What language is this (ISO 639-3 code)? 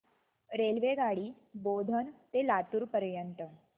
mar